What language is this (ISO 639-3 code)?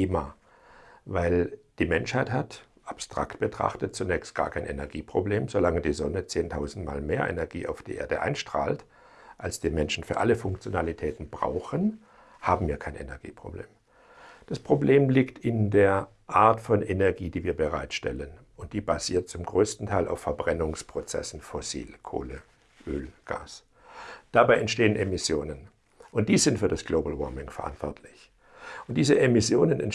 deu